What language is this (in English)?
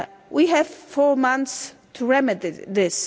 English